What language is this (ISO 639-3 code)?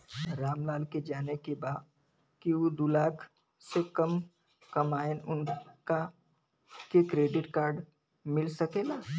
bho